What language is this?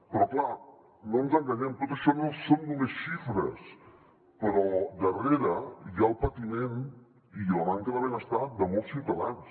Catalan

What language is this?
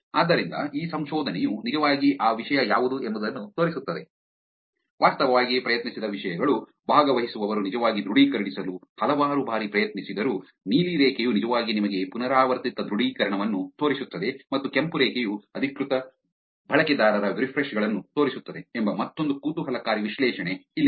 Kannada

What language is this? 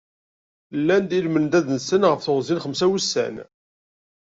Kabyle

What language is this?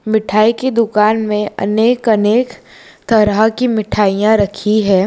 Hindi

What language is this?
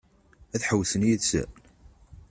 Kabyle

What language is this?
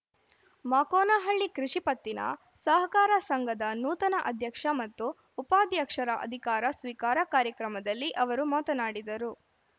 Kannada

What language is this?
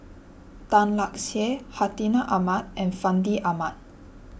English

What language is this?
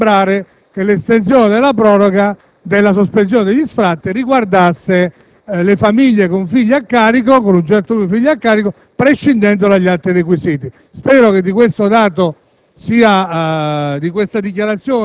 Italian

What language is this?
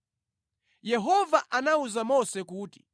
Nyanja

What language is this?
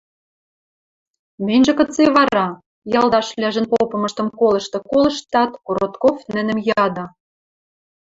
Western Mari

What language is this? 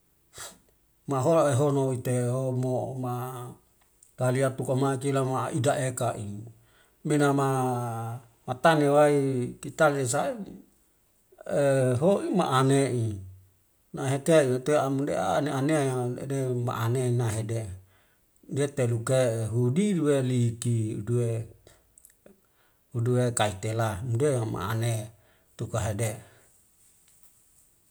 Wemale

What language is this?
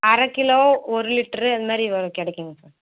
Tamil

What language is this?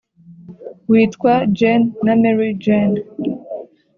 Kinyarwanda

